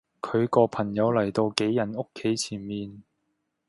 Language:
Cantonese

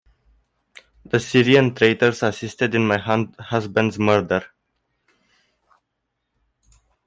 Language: English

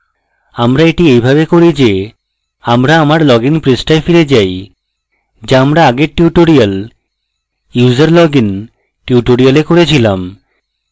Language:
Bangla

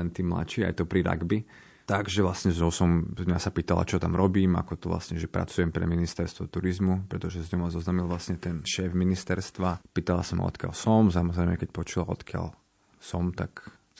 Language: Slovak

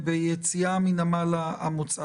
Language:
Hebrew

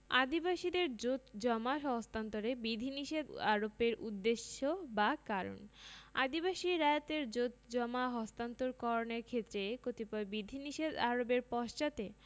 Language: Bangla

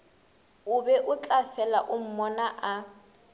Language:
Northern Sotho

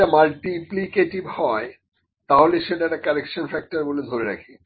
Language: Bangla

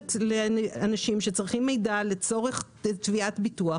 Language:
Hebrew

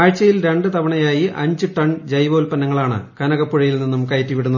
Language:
Malayalam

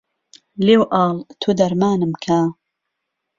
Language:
Central Kurdish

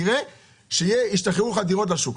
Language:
Hebrew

